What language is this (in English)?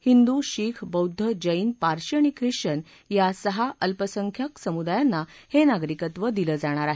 Marathi